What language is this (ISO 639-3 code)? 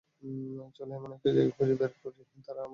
ben